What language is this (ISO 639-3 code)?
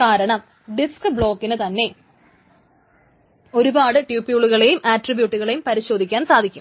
mal